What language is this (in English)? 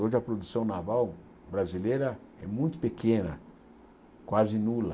Portuguese